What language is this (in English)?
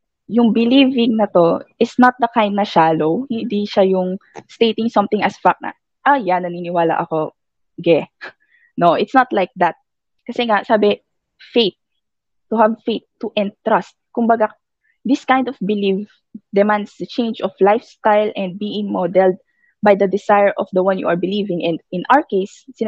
Filipino